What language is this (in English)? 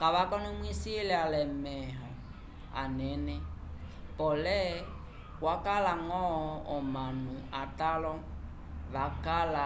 Umbundu